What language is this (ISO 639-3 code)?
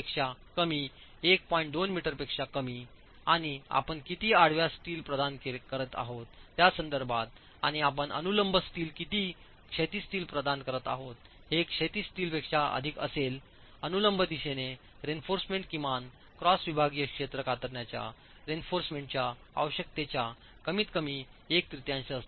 mar